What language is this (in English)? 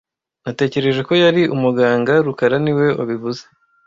Kinyarwanda